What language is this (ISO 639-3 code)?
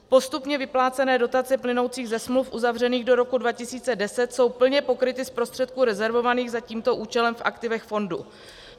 ces